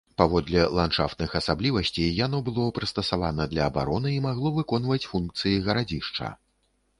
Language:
Belarusian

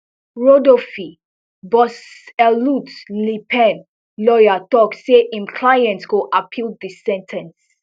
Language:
Nigerian Pidgin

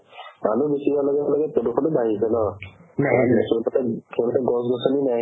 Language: Assamese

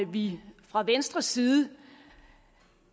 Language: Danish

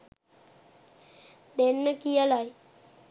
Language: Sinhala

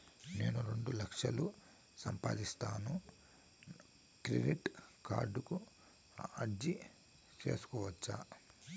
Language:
Telugu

